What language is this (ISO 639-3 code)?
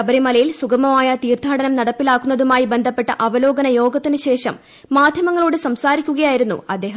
mal